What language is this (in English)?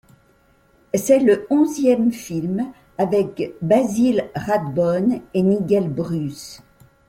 French